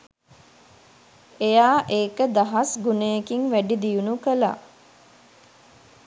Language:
Sinhala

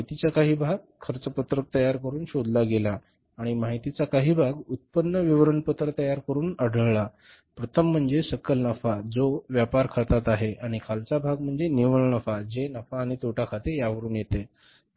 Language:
Marathi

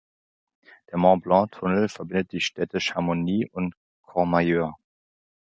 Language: German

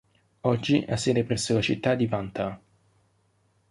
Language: Italian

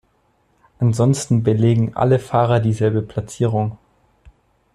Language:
German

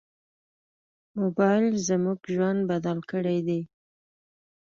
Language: Pashto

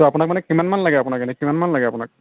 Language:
Assamese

